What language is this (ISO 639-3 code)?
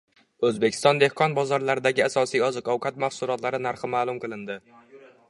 uzb